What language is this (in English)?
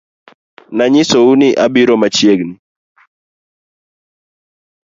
Luo (Kenya and Tanzania)